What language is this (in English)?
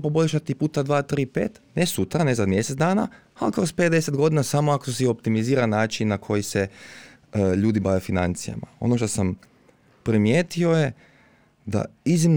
Croatian